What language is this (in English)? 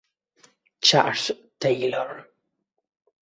Italian